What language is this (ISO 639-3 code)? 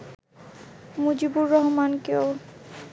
ben